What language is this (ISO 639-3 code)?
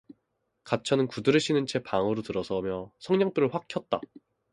kor